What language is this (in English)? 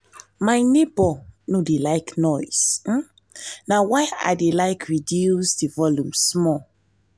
Nigerian Pidgin